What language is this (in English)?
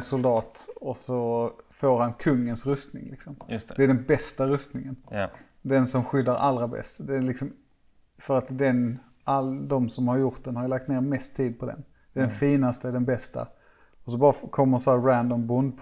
Swedish